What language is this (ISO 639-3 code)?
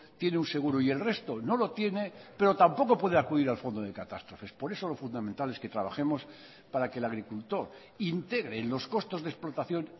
spa